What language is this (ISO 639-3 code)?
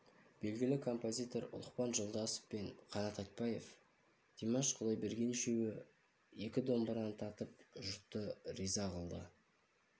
kaz